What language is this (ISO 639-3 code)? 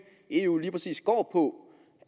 dan